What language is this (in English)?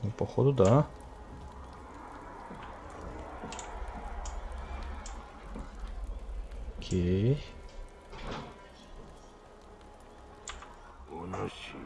Russian